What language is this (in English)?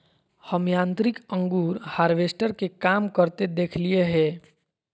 Magahi